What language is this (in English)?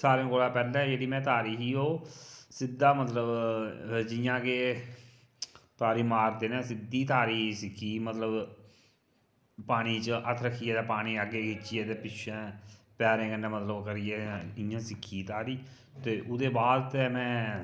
Dogri